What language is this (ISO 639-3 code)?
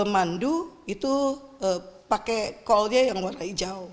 ind